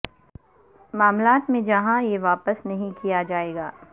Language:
Urdu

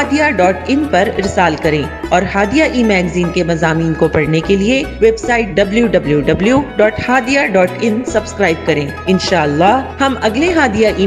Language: Urdu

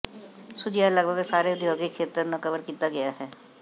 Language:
Punjabi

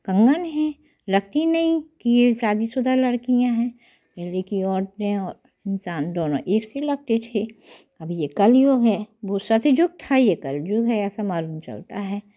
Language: Hindi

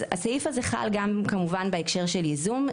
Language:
Hebrew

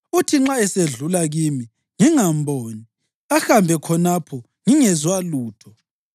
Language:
North Ndebele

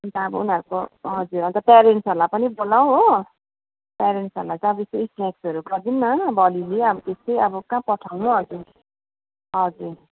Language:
Nepali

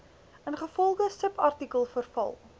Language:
Afrikaans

